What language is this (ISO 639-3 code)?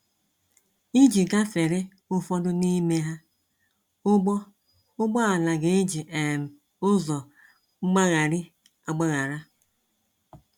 ibo